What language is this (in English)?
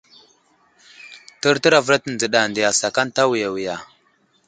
Wuzlam